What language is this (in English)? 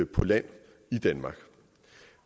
Danish